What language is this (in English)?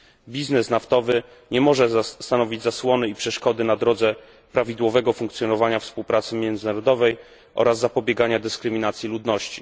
Polish